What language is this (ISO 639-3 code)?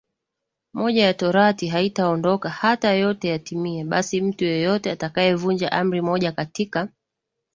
swa